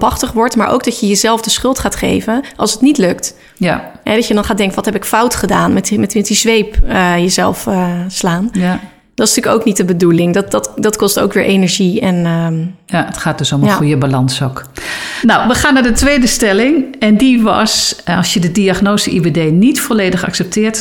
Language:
Dutch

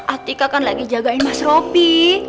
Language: Indonesian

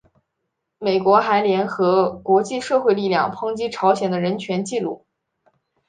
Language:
Chinese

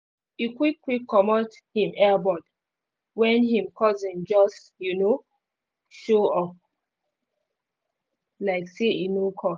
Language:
Nigerian Pidgin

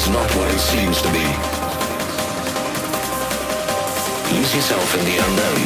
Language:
English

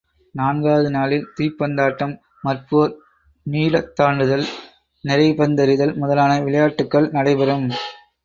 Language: Tamil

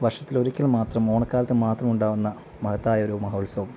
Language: Malayalam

